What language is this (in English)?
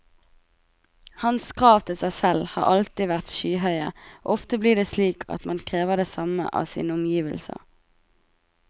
Norwegian